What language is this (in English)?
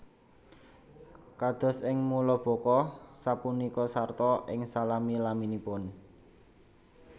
Javanese